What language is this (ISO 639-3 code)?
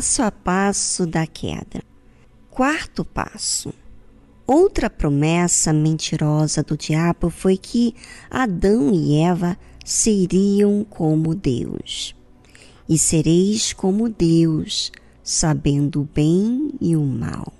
por